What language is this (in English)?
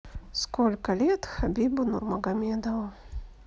Russian